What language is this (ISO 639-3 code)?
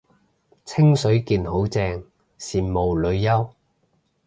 yue